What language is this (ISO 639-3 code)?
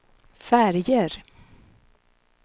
swe